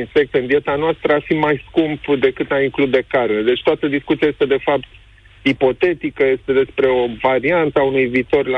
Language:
Romanian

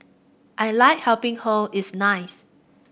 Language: English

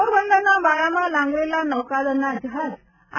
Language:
Gujarati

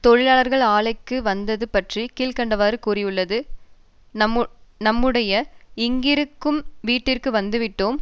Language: Tamil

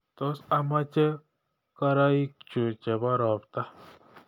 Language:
Kalenjin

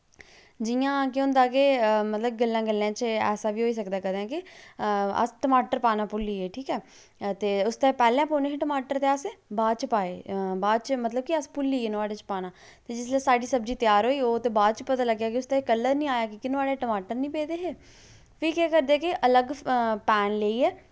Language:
Dogri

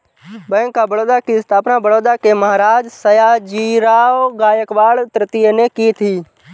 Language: Hindi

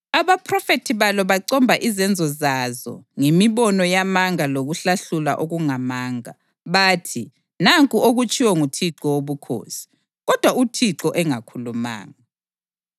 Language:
North Ndebele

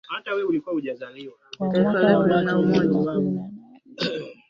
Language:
Swahili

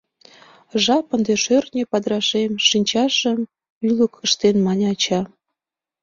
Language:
Mari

